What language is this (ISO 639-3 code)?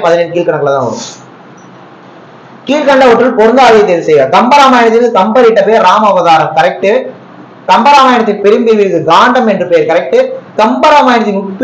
hin